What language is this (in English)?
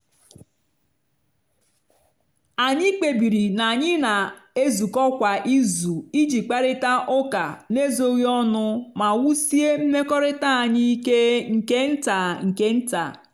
Igbo